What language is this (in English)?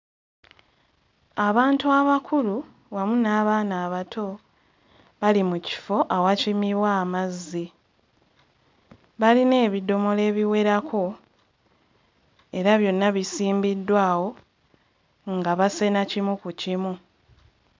Ganda